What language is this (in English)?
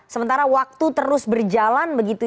Indonesian